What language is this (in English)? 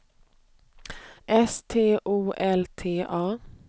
Swedish